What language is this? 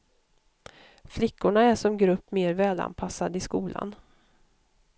Swedish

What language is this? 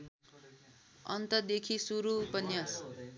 Nepali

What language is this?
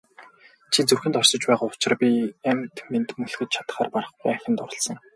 Mongolian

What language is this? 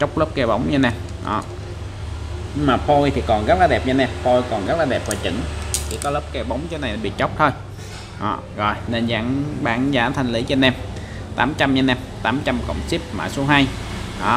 Vietnamese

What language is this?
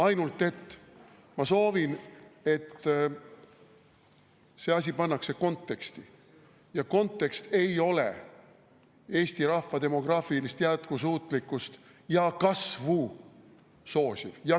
Estonian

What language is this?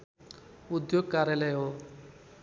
Nepali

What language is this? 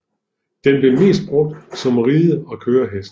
Danish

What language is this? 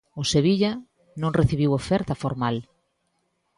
Galician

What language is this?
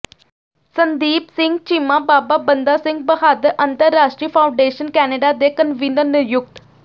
Punjabi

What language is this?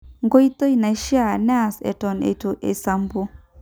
Masai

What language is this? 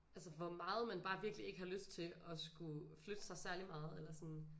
Danish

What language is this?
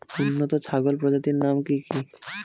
Bangla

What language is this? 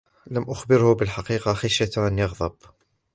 Arabic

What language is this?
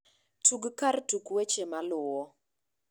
Luo (Kenya and Tanzania)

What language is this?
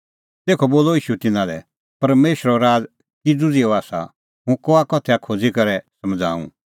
Kullu Pahari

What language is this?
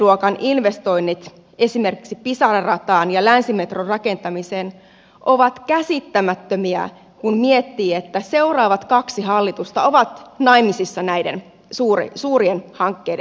Finnish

